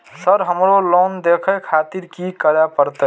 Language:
Maithili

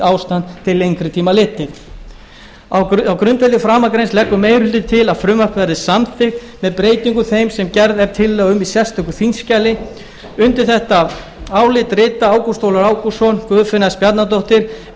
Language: Icelandic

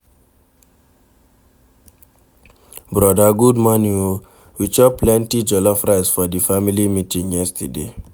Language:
Nigerian Pidgin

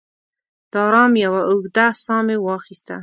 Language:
Pashto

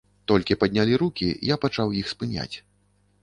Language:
Belarusian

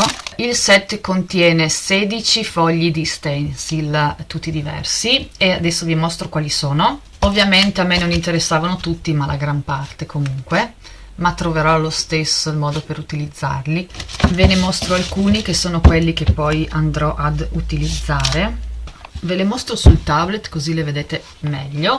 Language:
Italian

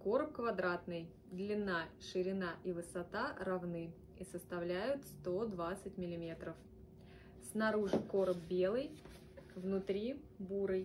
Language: Russian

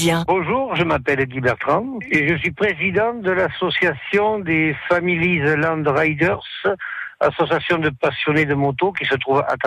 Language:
French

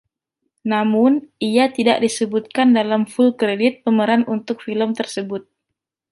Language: Indonesian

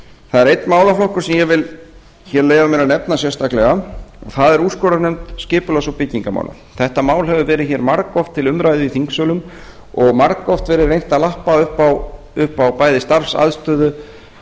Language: Icelandic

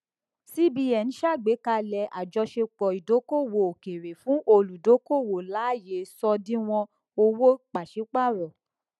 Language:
Yoruba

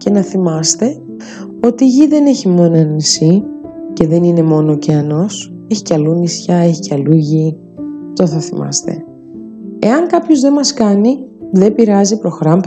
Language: Greek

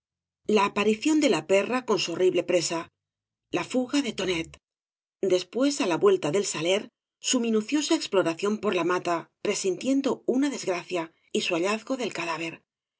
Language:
Spanish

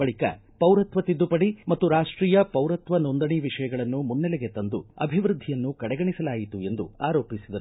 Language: Kannada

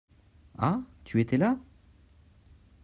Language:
French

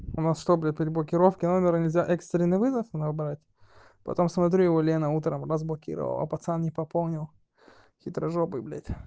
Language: Russian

